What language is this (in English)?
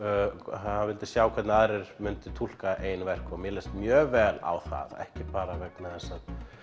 Icelandic